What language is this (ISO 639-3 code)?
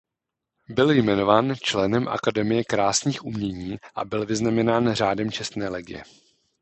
ces